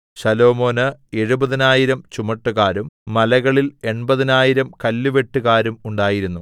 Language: Malayalam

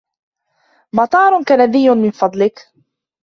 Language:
Arabic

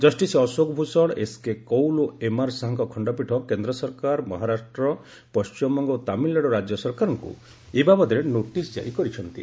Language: Odia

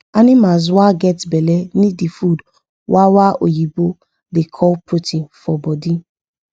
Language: Nigerian Pidgin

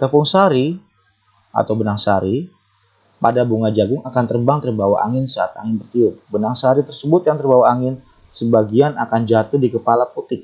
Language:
Indonesian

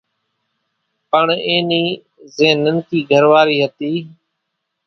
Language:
Kachi Koli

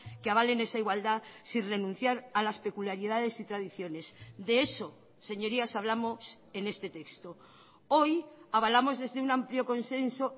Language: Spanish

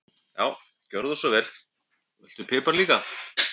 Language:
Icelandic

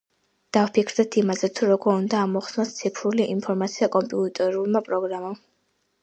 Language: Georgian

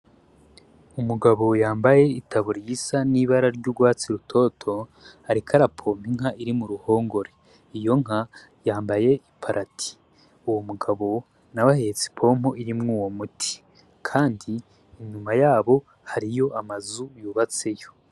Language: Rundi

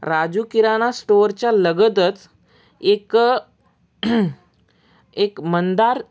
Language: Marathi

